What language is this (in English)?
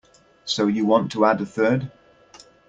English